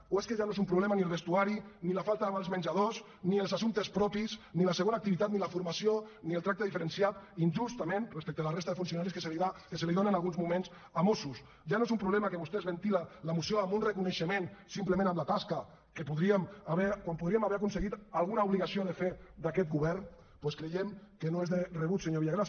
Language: Catalan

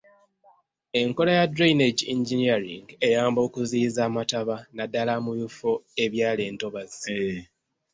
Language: Ganda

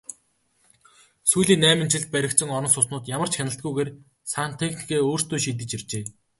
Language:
Mongolian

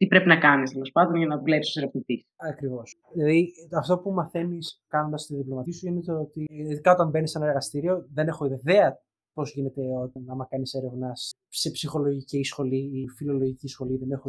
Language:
Greek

